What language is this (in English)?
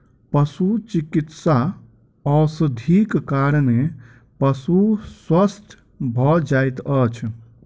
Maithili